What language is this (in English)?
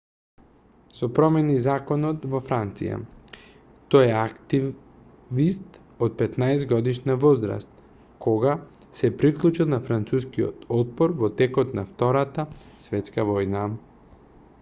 Macedonian